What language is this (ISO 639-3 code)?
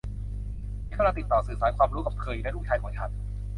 tha